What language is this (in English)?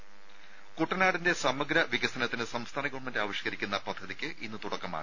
Malayalam